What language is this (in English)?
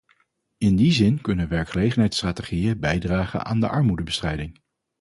Dutch